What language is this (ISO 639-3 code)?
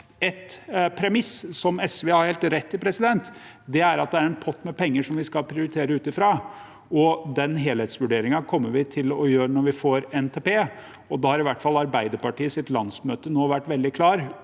nor